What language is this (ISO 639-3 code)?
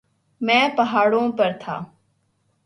urd